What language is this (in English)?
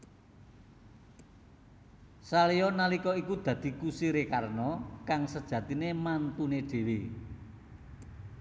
Javanese